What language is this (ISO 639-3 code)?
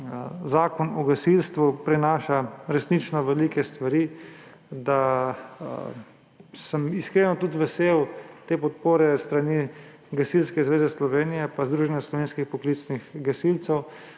slv